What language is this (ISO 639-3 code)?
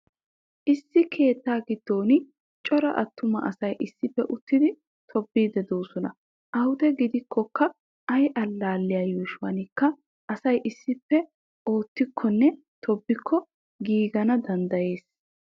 wal